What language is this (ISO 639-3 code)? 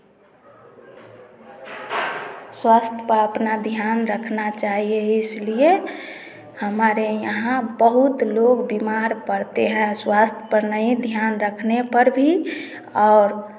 hin